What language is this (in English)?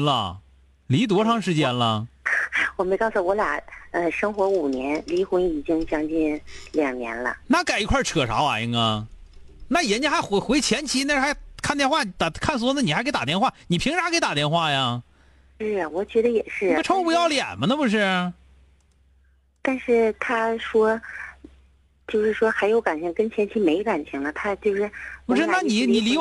Chinese